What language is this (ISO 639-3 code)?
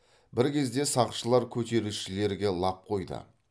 kaz